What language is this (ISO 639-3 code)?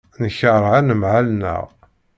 kab